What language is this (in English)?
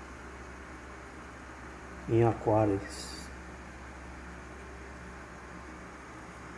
Portuguese